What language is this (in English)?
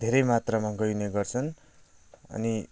Nepali